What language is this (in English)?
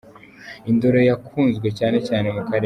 Kinyarwanda